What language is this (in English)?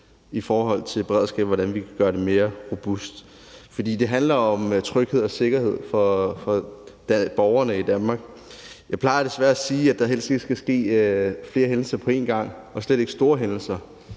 Danish